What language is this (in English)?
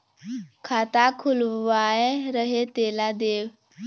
Chhattisgarhi